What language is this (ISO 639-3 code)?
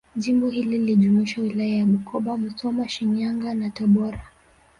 swa